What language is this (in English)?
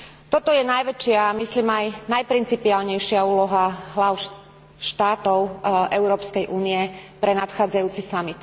Slovak